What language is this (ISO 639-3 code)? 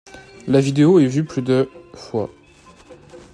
fra